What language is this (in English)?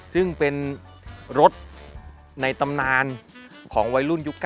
Thai